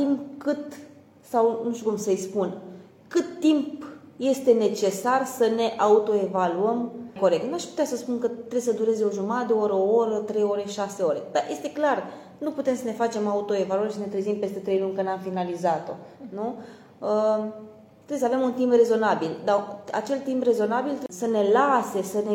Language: Romanian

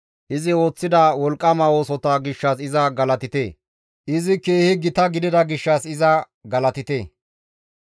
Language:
Gamo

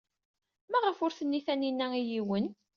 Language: Kabyle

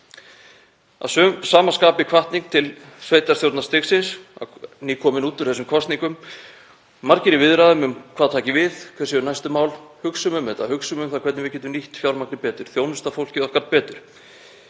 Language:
Icelandic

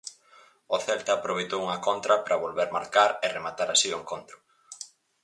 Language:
Galician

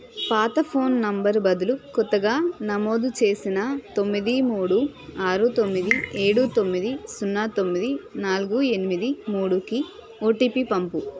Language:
Telugu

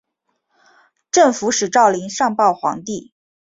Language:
Chinese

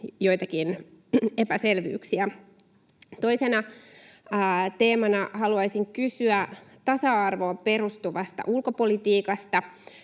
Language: Finnish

